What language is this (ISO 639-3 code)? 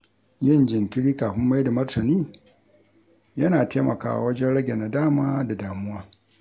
hau